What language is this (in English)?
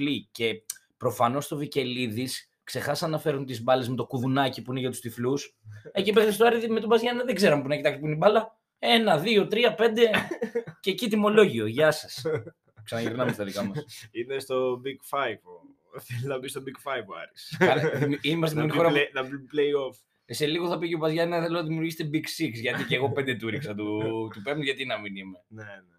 Greek